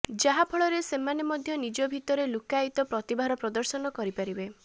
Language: Odia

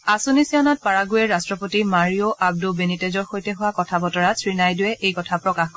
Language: Assamese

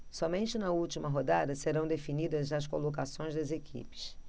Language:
Portuguese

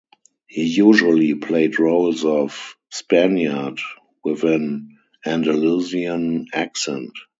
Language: English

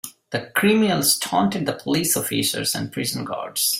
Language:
English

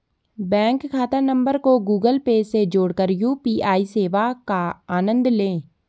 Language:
Hindi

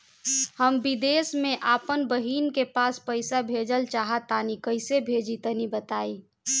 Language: Bhojpuri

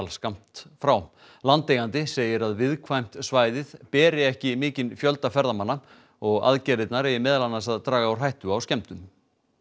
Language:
Icelandic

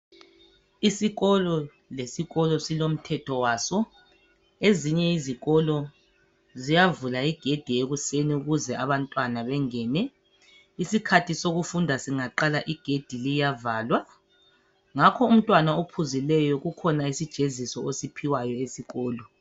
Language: North Ndebele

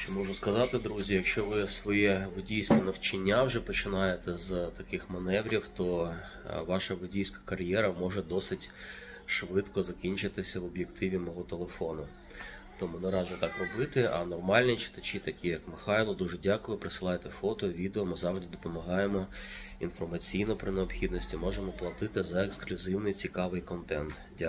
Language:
Ukrainian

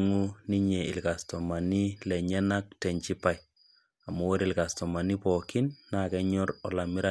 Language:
Masai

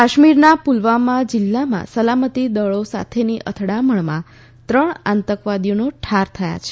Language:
Gujarati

